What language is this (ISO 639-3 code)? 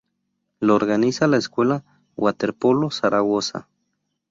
spa